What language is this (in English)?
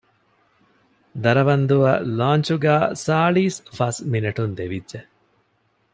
Divehi